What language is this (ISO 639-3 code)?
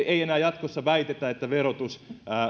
fin